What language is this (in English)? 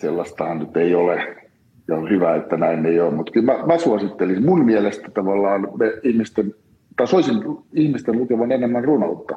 Finnish